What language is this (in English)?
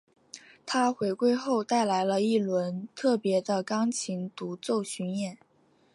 Chinese